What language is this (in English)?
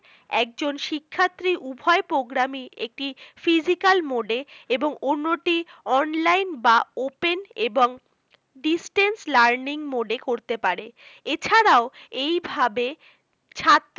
Bangla